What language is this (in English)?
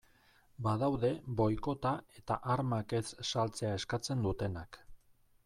Basque